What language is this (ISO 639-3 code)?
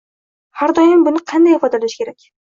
uzb